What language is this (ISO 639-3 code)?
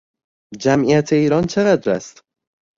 fas